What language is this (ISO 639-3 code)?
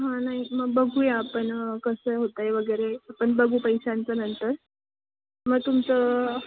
mar